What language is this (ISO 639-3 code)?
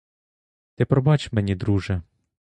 ukr